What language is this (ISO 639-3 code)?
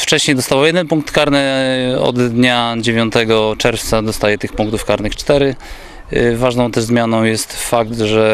pol